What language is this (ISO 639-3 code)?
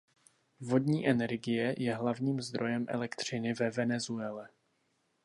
ces